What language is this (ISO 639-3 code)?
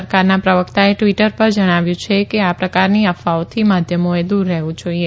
guj